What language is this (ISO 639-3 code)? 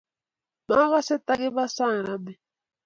kln